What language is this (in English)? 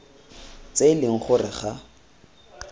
Tswana